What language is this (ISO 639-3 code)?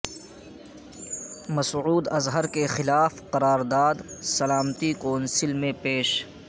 urd